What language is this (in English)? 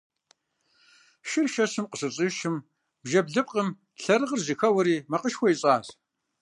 Kabardian